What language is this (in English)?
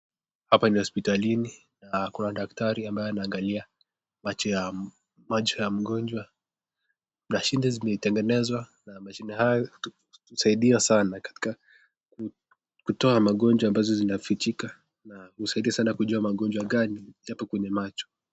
Swahili